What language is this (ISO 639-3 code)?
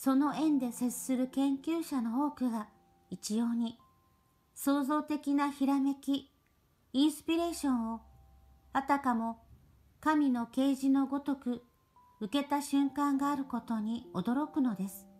jpn